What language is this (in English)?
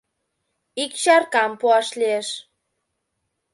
Mari